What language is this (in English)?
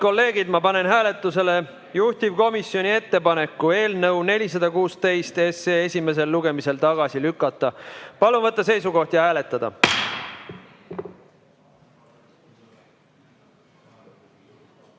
Estonian